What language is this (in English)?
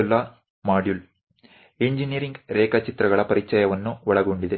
Kannada